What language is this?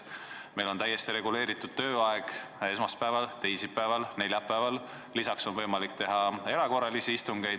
Estonian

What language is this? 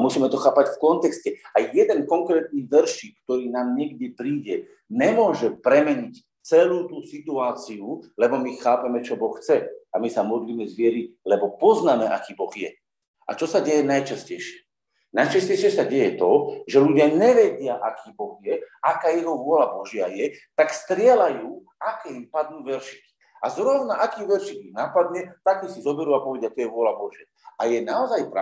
Slovak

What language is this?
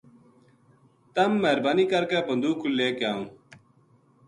Gujari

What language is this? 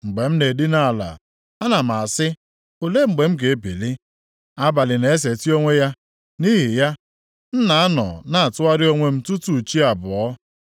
Igbo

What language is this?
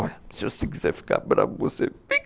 Portuguese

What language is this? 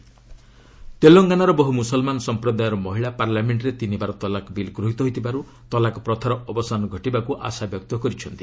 Odia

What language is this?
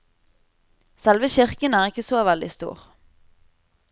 Norwegian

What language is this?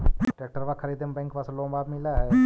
Magahi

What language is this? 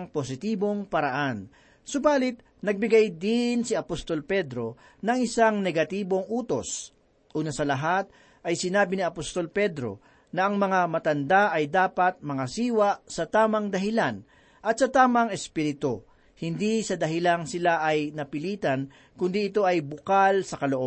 Filipino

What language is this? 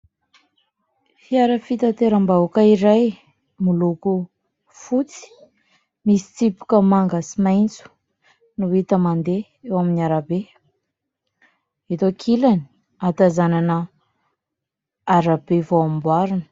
Malagasy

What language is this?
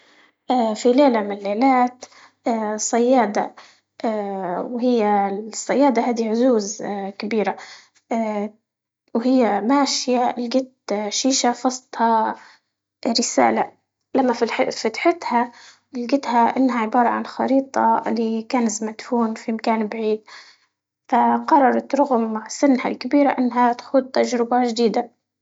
Libyan Arabic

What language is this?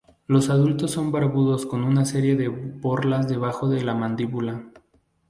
Spanish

